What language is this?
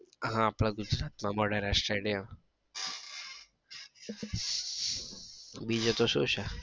Gujarati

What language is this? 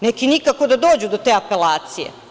Serbian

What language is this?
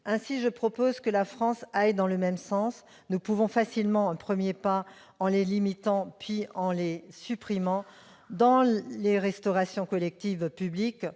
French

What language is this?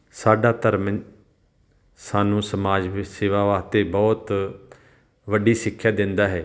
Punjabi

